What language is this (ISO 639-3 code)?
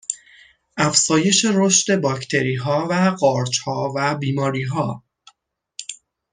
fas